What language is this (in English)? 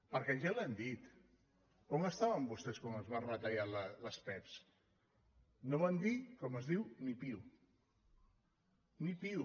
Catalan